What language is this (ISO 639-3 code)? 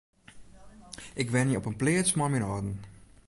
fry